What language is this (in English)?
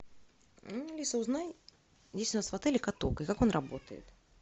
Russian